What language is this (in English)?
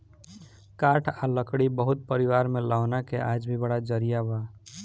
Bhojpuri